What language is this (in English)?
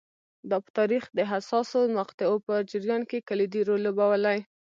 Pashto